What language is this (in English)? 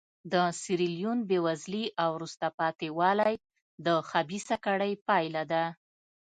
Pashto